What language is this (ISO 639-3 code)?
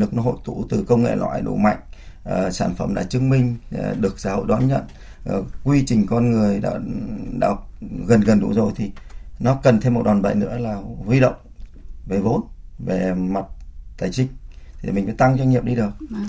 vie